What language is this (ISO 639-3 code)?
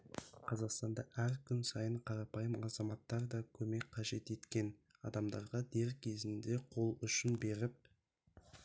kaz